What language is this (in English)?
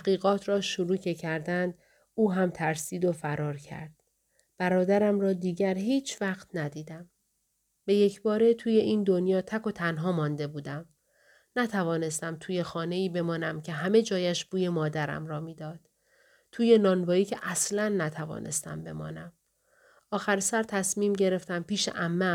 Persian